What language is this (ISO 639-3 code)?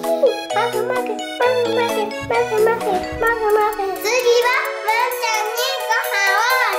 jpn